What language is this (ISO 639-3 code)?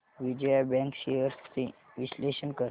mar